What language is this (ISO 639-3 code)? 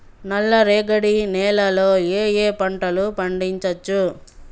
tel